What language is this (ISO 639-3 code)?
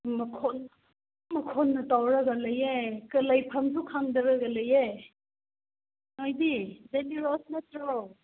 mni